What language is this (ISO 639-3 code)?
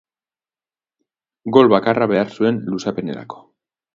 eus